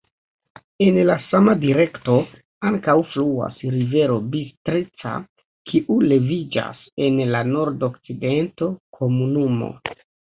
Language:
Esperanto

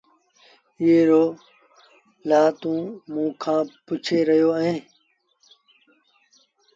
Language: Sindhi Bhil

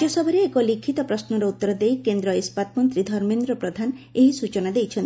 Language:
Odia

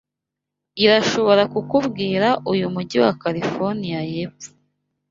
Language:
Kinyarwanda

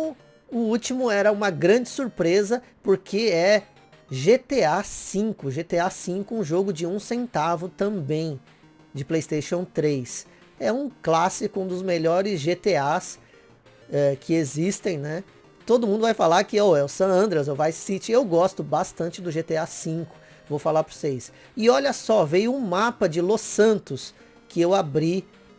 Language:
Portuguese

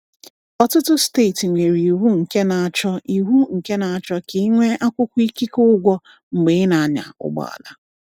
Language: Igbo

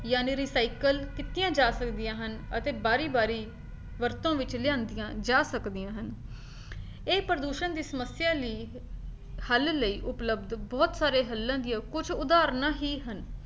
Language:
Punjabi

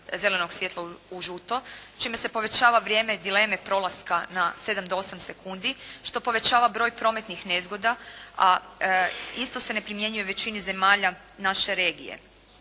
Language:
Croatian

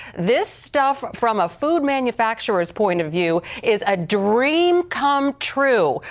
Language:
English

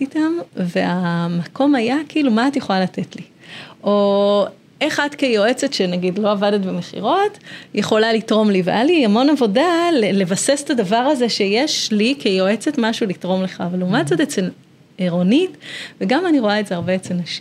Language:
Hebrew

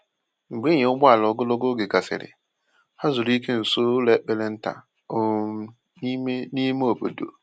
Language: Igbo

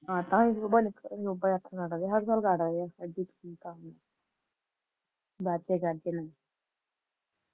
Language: Punjabi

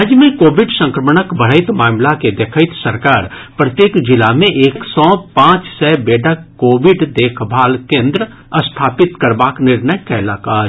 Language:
Maithili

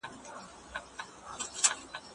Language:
Pashto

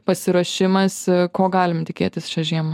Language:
Lithuanian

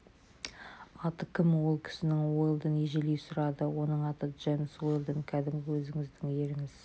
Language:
Kazakh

